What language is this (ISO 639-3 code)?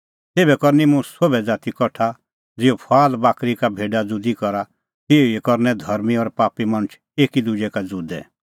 kfx